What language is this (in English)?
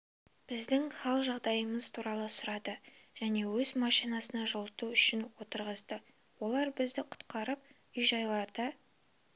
Kazakh